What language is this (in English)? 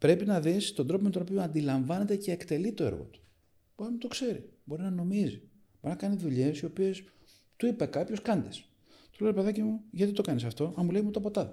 Greek